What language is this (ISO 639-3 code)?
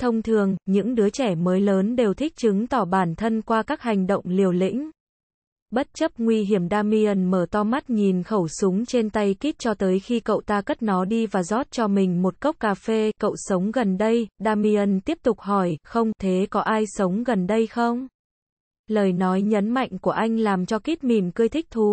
vie